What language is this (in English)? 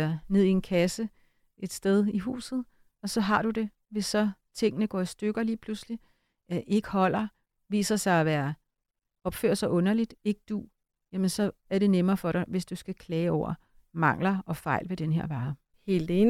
Danish